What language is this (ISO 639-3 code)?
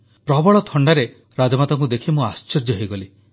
ori